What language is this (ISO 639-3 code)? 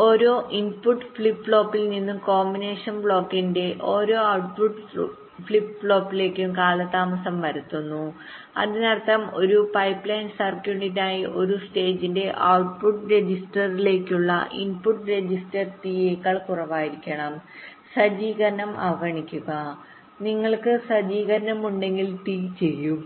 mal